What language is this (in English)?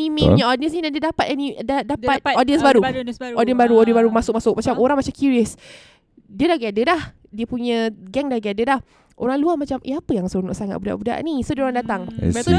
Malay